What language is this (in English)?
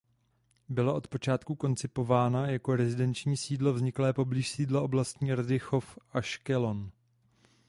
Czech